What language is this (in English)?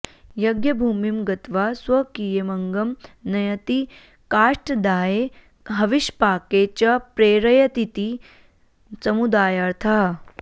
Sanskrit